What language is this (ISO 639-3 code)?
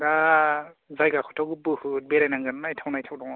brx